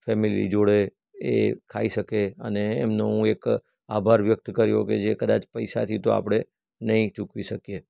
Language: Gujarati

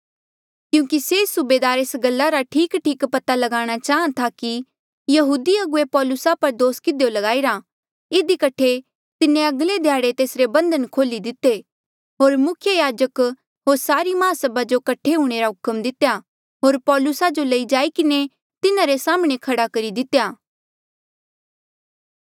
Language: Mandeali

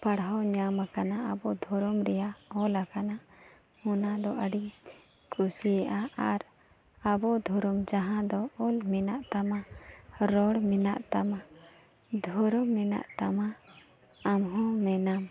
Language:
Santali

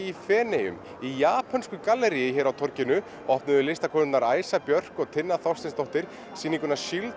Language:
Icelandic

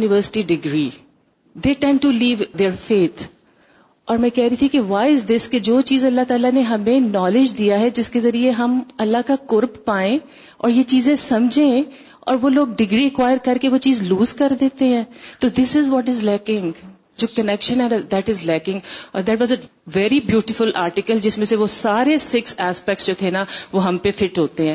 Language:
Urdu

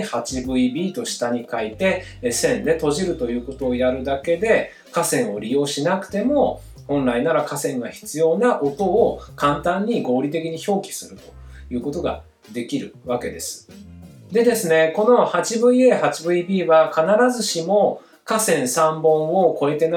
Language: Japanese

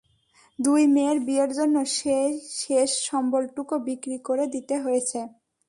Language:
Bangla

